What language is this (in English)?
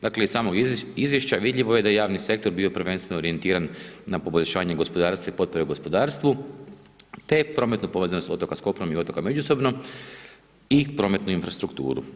Croatian